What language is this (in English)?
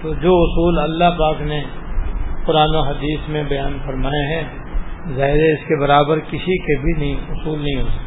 Urdu